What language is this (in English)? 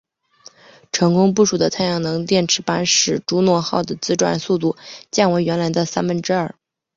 Chinese